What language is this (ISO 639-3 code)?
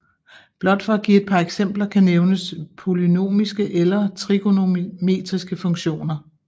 dan